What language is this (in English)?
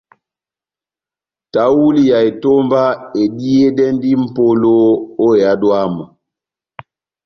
Batanga